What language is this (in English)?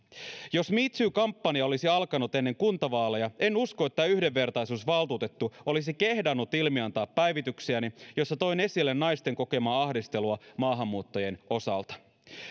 Finnish